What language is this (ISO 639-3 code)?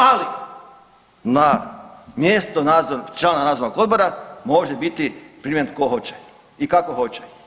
hrv